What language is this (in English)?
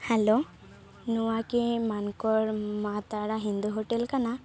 Santali